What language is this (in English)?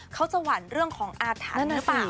Thai